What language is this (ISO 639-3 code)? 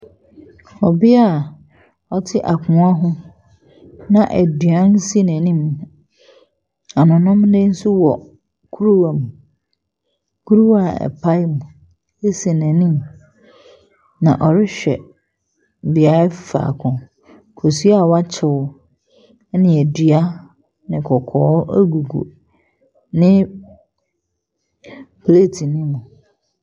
aka